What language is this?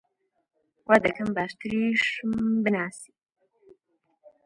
Central Kurdish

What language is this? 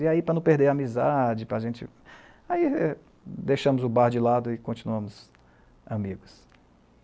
Portuguese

